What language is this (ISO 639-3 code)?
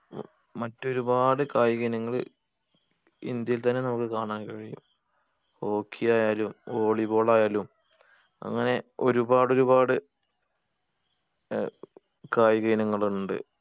mal